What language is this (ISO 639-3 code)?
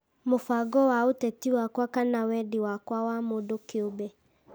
kik